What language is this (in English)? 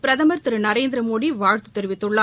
Tamil